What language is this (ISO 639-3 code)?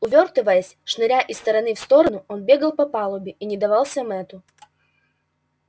rus